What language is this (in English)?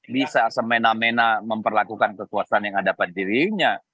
Indonesian